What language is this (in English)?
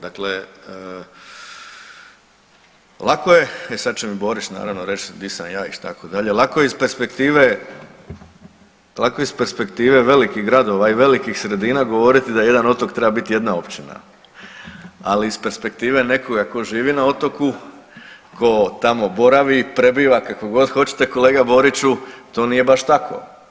Croatian